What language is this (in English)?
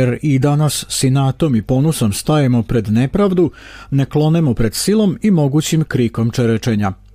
Croatian